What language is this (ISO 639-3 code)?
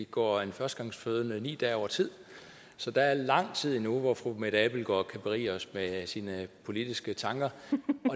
dan